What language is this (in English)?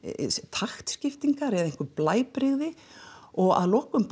Icelandic